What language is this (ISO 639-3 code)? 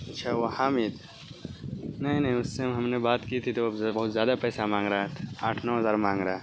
urd